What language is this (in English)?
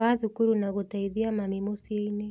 Kikuyu